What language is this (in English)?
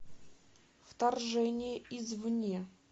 Russian